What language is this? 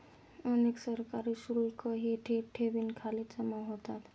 Marathi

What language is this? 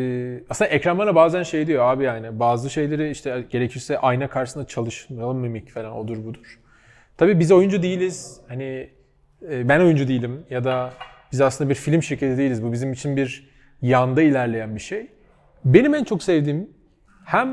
Turkish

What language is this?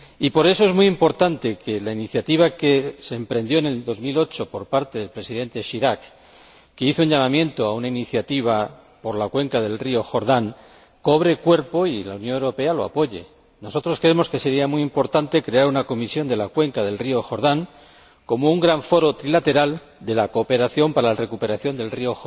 Spanish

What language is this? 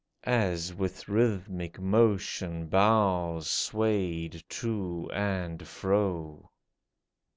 English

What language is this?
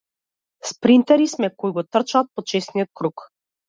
Macedonian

